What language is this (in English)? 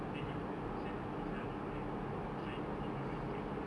English